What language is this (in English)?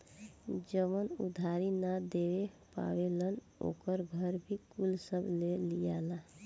Bhojpuri